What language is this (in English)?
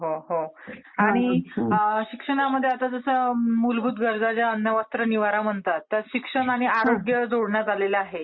Marathi